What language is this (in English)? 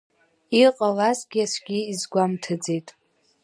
Abkhazian